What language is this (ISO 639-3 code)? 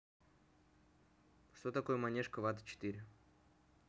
rus